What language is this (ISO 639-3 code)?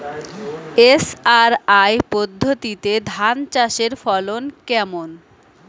ben